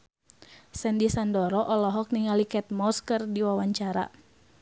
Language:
Sundanese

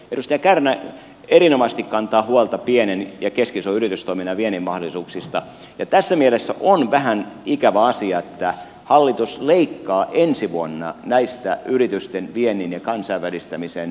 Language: Finnish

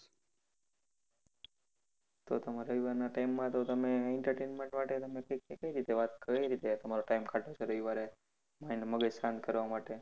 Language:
Gujarati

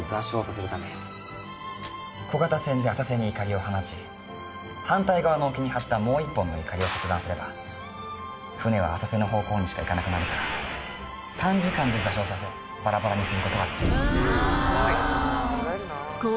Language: Japanese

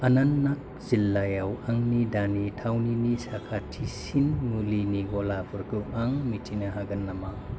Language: Bodo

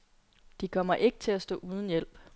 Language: Danish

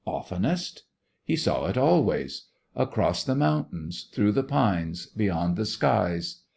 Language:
English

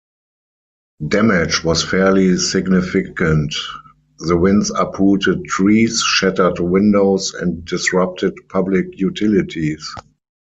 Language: English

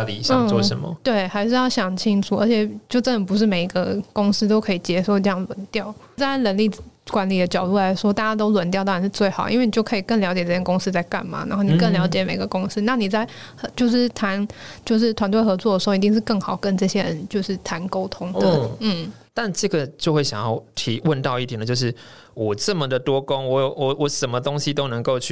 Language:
Chinese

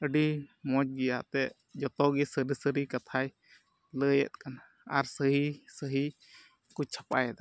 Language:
Santali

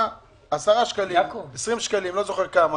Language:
Hebrew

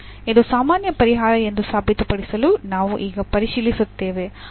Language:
Kannada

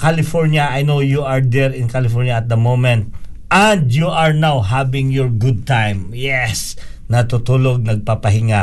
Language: Filipino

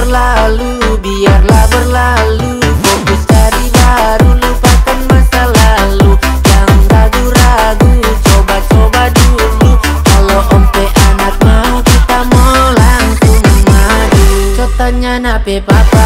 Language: Indonesian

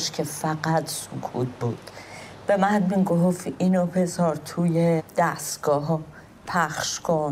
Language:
Persian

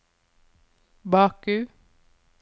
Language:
Norwegian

